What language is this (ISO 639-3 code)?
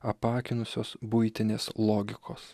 lit